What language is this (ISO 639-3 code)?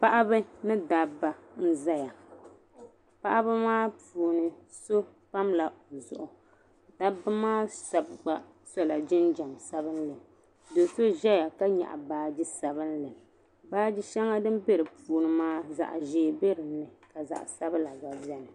dag